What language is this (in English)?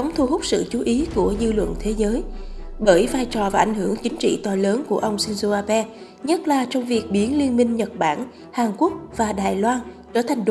Vietnamese